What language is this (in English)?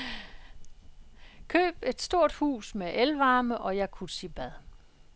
Danish